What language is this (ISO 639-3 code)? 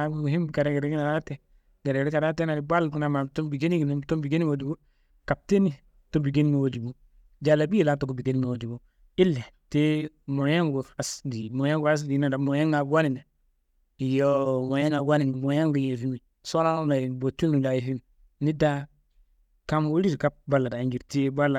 kbl